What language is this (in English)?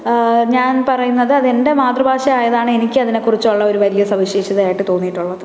Malayalam